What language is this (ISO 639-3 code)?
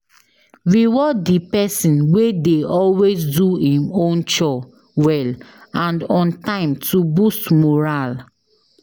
pcm